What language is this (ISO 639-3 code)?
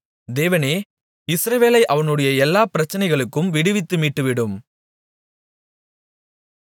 tam